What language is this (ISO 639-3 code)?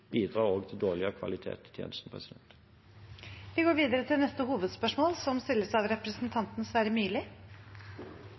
nor